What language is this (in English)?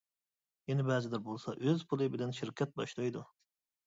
Uyghur